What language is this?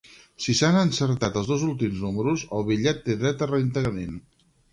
Catalan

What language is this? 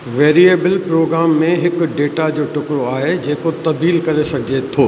Sindhi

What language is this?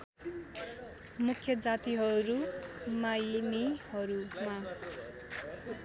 Nepali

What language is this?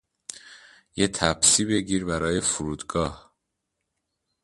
Persian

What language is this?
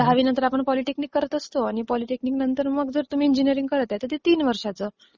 Marathi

